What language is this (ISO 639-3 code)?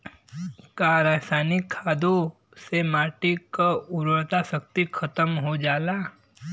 bho